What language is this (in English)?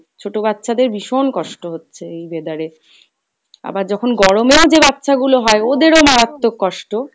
Bangla